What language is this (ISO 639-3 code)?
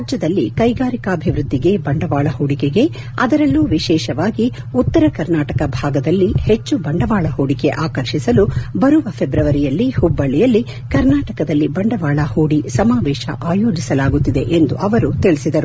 kan